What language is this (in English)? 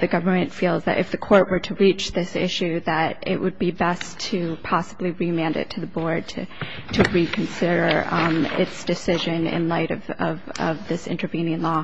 English